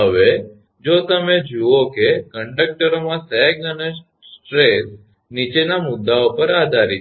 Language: Gujarati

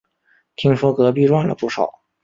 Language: Chinese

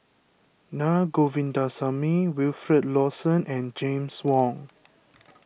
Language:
English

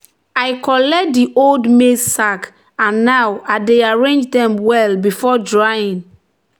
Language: Nigerian Pidgin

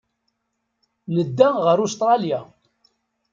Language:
Kabyle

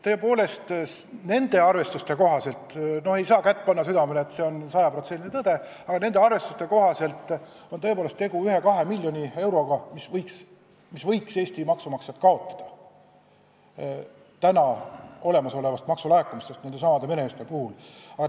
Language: Estonian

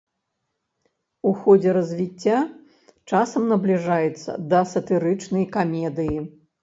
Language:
Belarusian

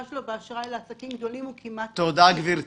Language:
Hebrew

